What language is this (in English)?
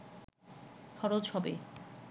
Bangla